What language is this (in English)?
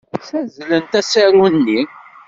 Kabyle